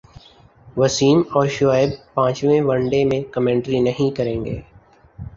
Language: Urdu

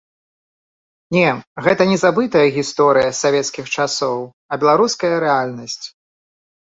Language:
Belarusian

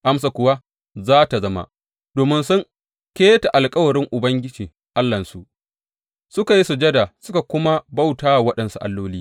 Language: Hausa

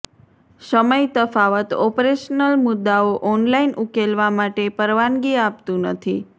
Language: Gujarati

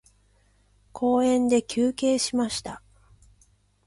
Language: Japanese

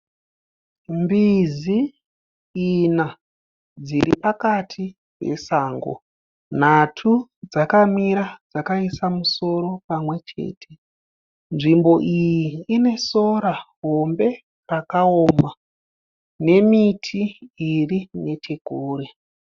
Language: Shona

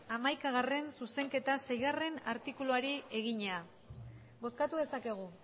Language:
Basque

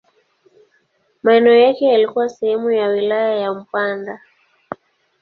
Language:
Swahili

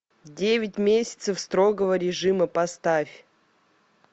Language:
Russian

